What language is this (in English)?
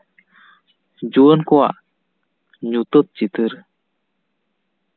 Santali